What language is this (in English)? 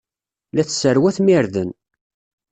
Kabyle